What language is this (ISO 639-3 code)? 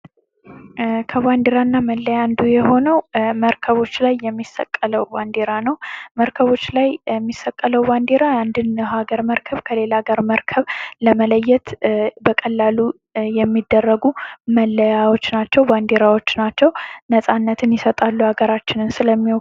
amh